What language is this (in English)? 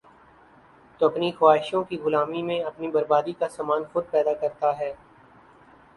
Urdu